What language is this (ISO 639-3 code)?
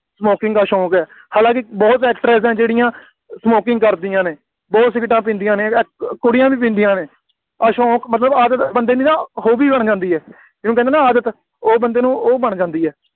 pan